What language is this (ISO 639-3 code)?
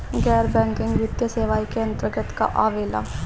bho